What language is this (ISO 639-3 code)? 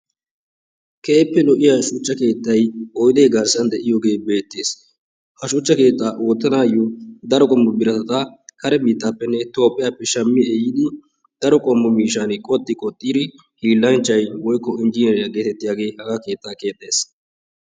wal